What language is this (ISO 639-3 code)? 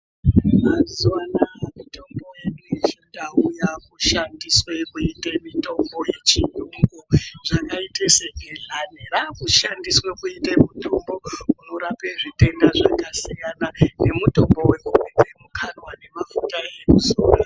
ndc